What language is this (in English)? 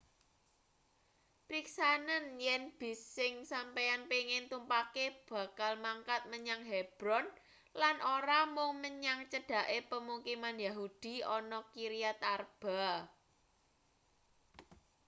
Javanese